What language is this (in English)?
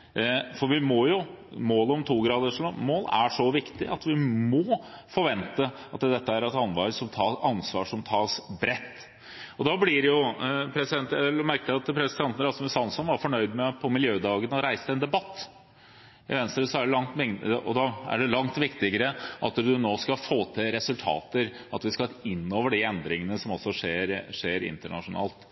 Norwegian Bokmål